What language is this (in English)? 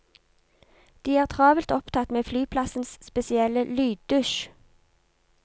Norwegian